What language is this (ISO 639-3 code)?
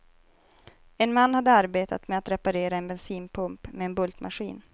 swe